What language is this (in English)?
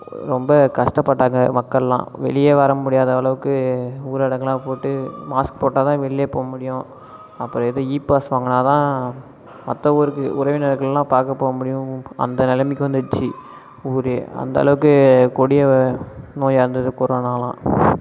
Tamil